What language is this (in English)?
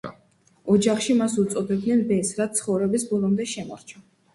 Georgian